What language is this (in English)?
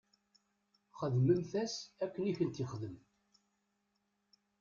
Kabyle